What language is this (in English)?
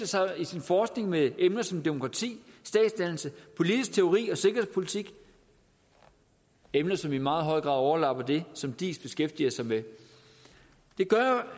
Danish